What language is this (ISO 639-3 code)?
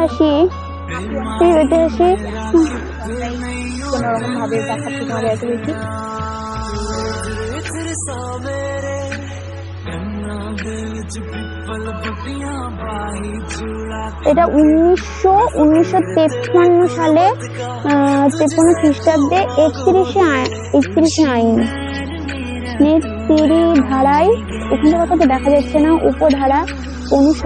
ara